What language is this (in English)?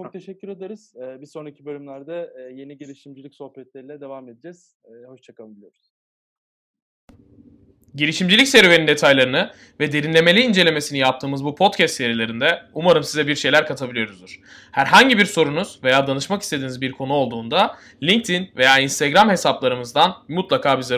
Turkish